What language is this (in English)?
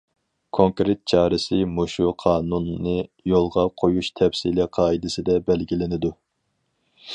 Uyghur